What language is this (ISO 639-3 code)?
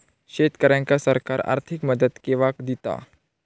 mar